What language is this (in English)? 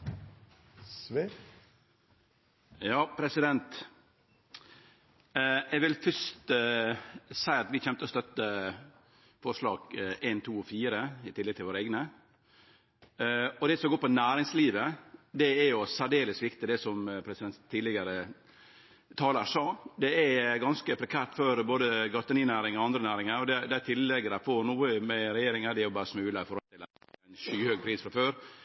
Norwegian